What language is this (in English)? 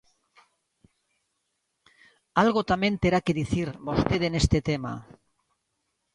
Galician